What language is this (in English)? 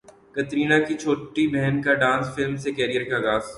Urdu